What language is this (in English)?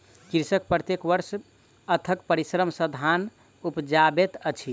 Maithili